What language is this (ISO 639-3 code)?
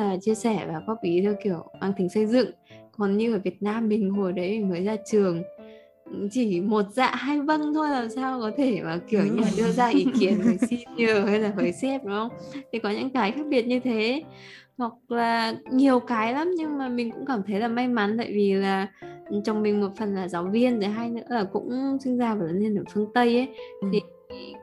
vie